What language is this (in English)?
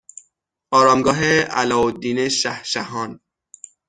Persian